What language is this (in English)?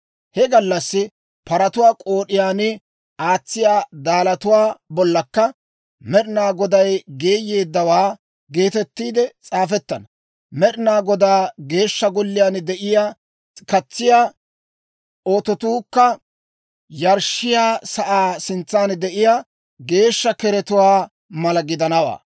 Dawro